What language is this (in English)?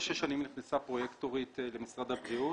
Hebrew